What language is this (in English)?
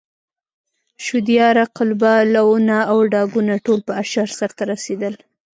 Pashto